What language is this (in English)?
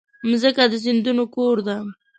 Pashto